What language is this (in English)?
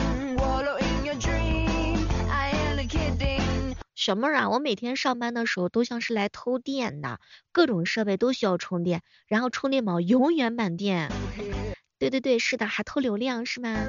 Chinese